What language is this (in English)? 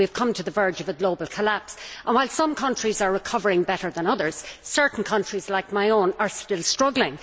English